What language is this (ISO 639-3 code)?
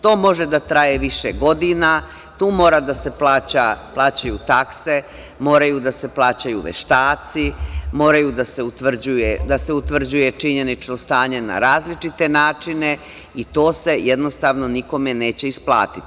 srp